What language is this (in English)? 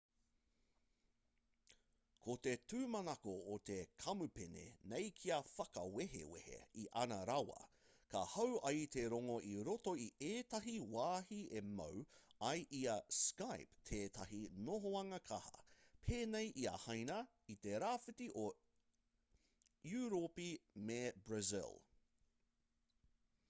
Māori